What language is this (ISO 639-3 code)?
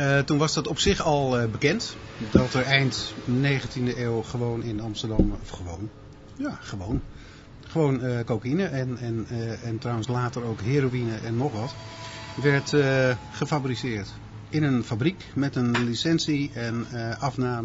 nld